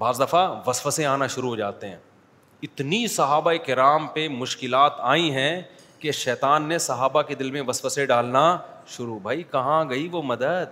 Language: Urdu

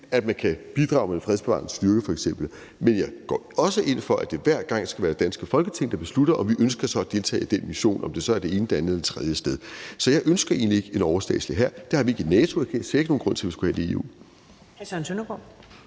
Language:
Danish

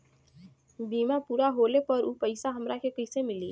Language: Bhojpuri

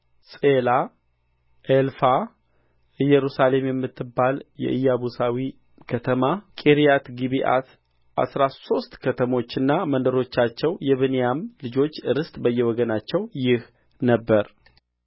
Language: Amharic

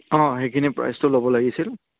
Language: Assamese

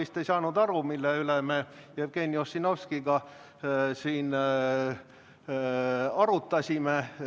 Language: Estonian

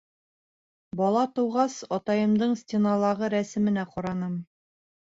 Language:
Bashkir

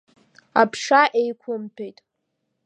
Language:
Abkhazian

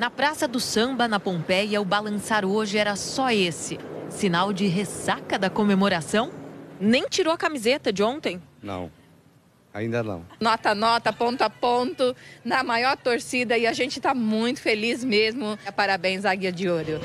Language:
Portuguese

